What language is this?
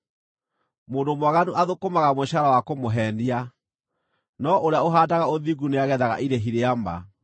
Kikuyu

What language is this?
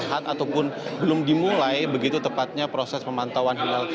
Indonesian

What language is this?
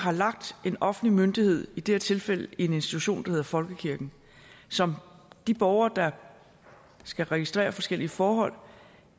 Danish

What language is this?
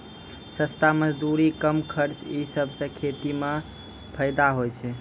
Maithili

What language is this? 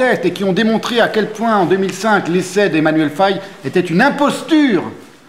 French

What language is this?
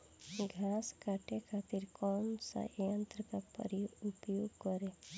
Bhojpuri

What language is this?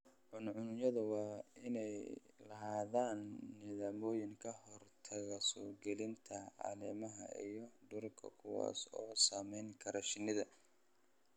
Somali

